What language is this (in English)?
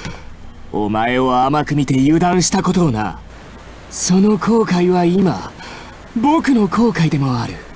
Japanese